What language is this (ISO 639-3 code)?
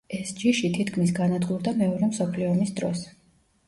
kat